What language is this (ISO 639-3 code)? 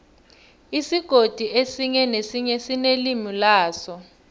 nbl